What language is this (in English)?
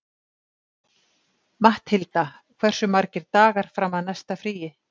Icelandic